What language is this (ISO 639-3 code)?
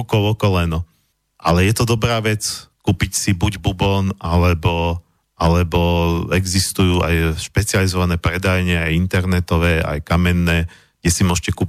slk